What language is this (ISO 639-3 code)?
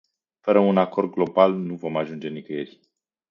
ron